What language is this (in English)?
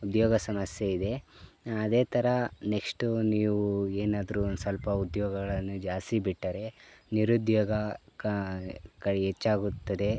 Kannada